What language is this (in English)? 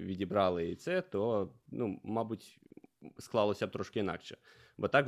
Ukrainian